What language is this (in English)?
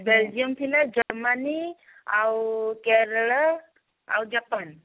Odia